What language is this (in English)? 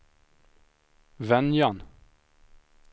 Swedish